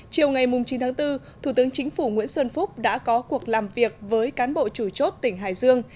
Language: Vietnamese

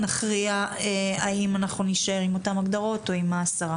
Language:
Hebrew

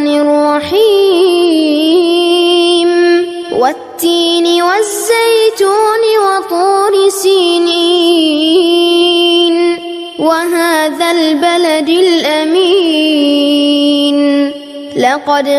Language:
Arabic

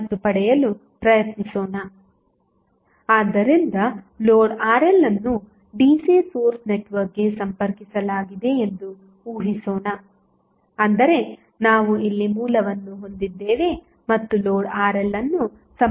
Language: Kannada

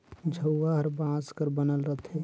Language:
Chhattisgarhi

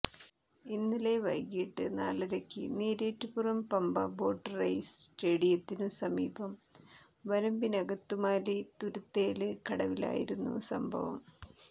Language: Malayalam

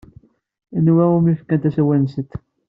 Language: Kabyle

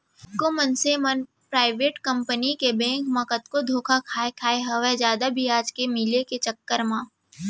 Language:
Chhattisgarhi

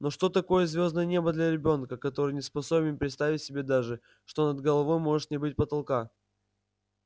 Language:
Russian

